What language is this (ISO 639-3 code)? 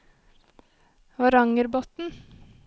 nor